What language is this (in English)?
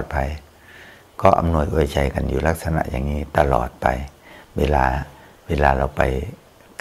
Thai